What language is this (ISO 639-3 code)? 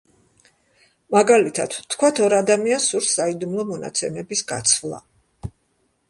kat